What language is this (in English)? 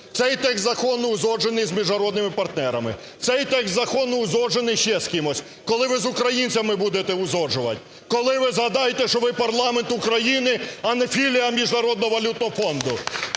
Ukrainian